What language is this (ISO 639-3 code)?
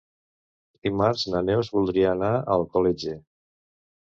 cat